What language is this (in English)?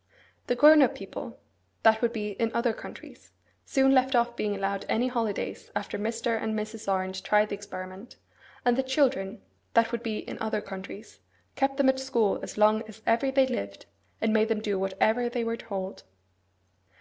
English